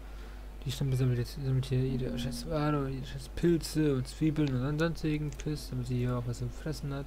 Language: German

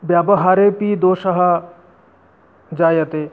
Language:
Sanskrit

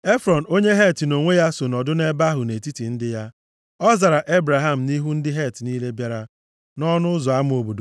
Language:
Igbo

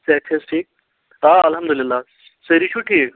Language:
Kashmiri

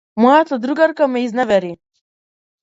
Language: Macedonian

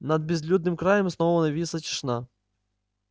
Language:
Russian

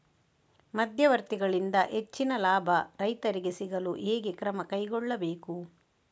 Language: Kannada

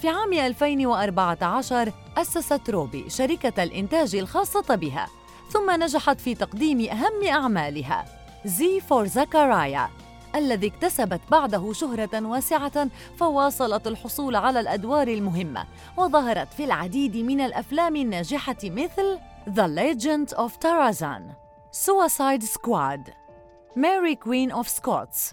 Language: Arabic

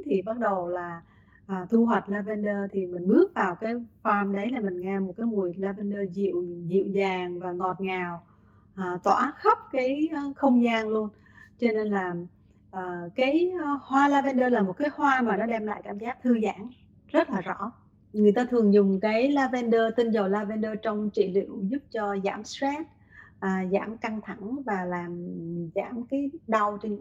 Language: Vietnamese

